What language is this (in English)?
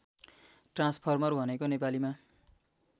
Nepali